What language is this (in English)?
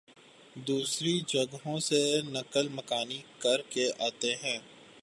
Urdu